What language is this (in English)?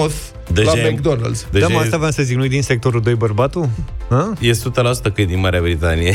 Romanian